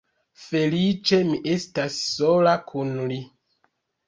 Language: Esperanto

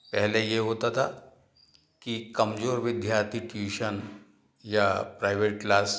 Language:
Hindi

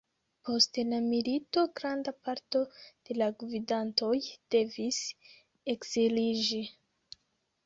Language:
Esperanto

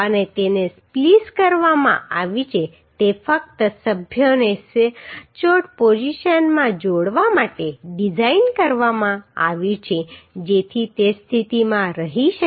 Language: Gujarati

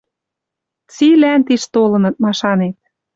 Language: Western Mari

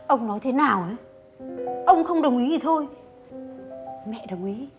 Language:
Vietnamese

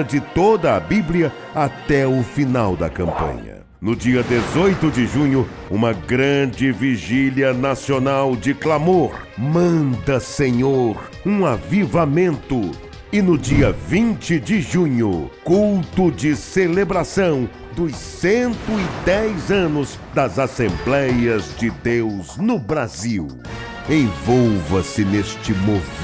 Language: Portuguese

